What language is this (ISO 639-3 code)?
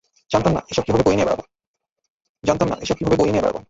ben